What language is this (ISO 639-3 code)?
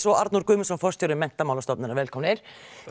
isl